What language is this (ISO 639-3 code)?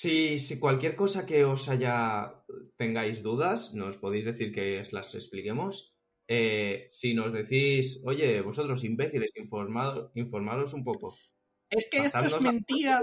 spa